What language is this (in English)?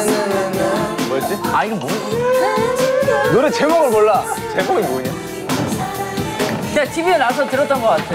Korean